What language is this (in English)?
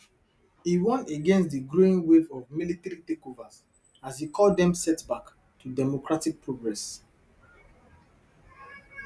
Nigerian Pidgin